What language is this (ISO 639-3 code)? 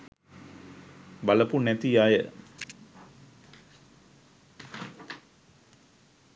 sin